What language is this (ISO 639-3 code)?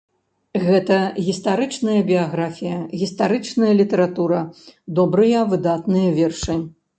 bel